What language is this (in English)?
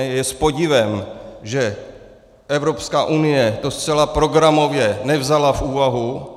Czech